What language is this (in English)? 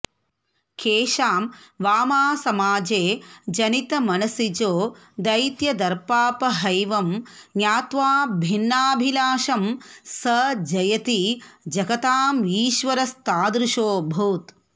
Sanskrit